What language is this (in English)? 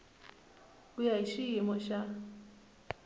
Tsonga